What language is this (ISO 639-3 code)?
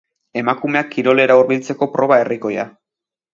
eus